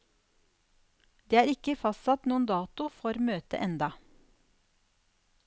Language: Norwegian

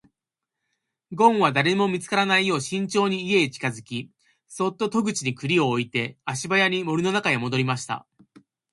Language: Japanese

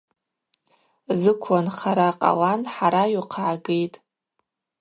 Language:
Abaza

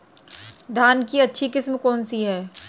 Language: Hindi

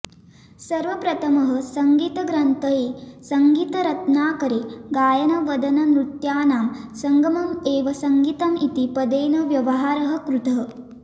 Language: Sanskrit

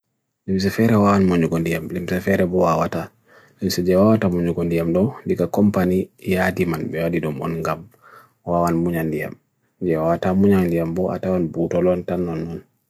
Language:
Bagirmi Fulfulde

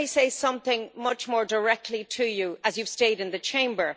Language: English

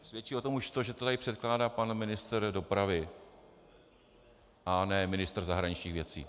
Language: Czech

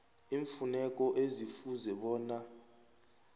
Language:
South Ndebele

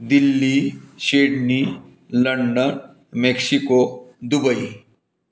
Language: Marathi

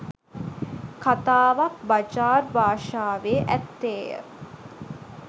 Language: Sinhala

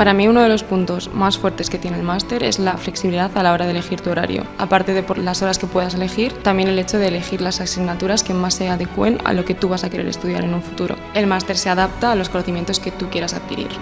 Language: Spanish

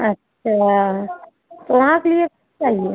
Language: Hindi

